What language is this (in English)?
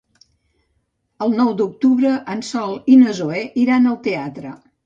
Catalan